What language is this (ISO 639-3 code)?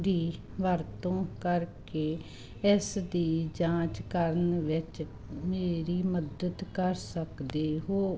pan